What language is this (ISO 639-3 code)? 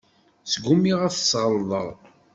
kab